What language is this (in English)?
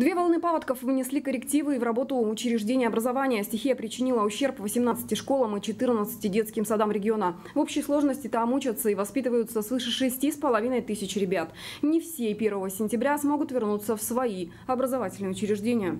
Russian